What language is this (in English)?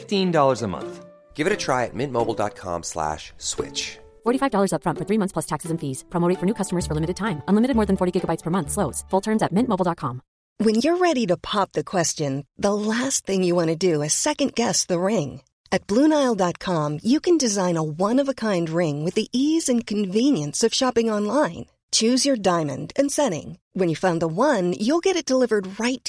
Filipino